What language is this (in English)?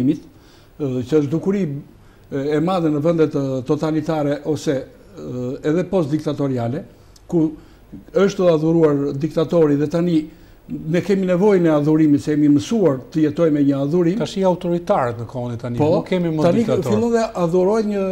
Romanian